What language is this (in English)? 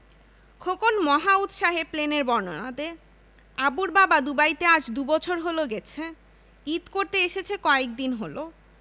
Bangla